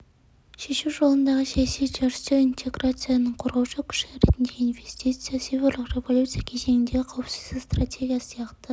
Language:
Kazakh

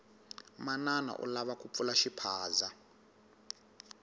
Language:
Tsonga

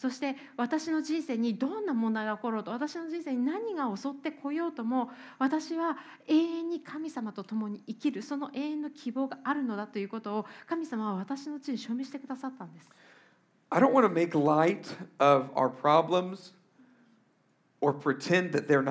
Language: Japanese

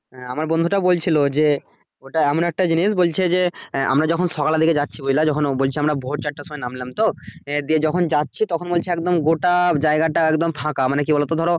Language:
Bangla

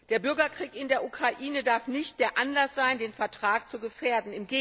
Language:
German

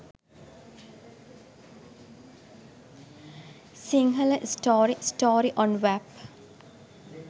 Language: Sinhala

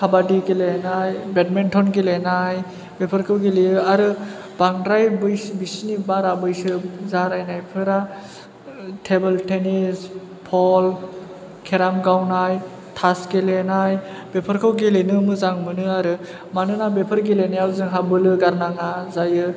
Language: Bodo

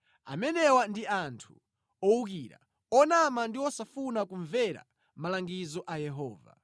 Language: Nyanja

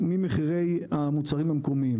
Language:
Hebrew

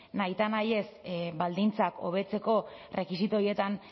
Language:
Basque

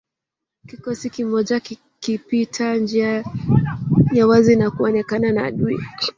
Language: Swahili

